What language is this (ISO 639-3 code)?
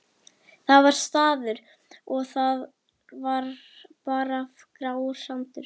isl